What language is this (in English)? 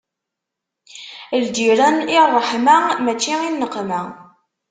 Kabyle